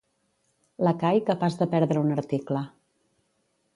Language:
Catalan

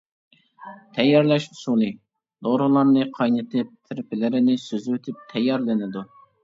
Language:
Uyghur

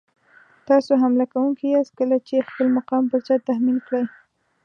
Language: Pashto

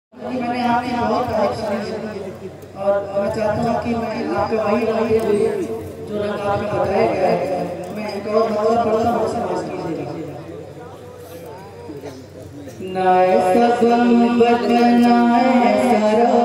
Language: Arabic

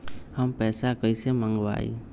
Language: Magahi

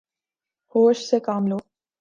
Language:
Urdu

